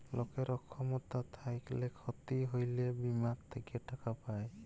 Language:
Bangla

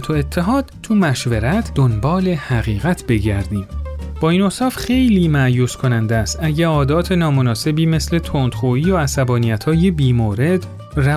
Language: Persian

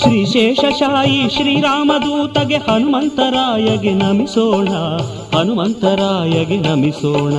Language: Kannada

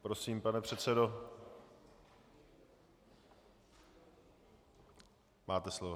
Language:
Czech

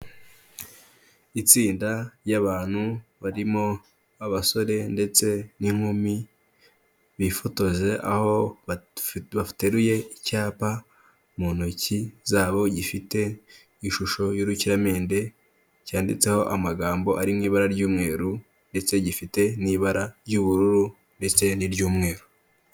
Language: Kinyarwanda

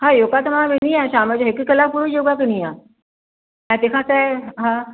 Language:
Sindhi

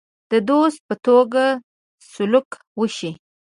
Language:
Pashto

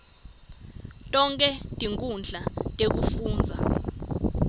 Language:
Swati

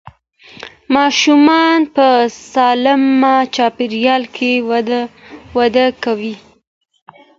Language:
Pashto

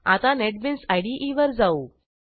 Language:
Marathi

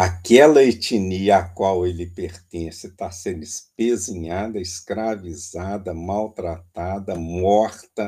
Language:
Portuguese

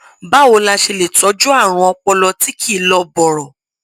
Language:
Yoruba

